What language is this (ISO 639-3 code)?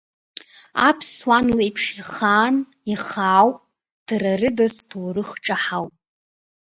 abk